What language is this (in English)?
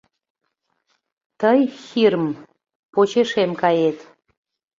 Mari